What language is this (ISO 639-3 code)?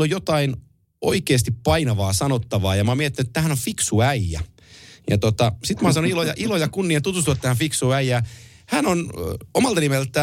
fin